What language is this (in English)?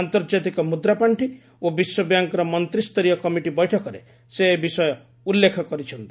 Odia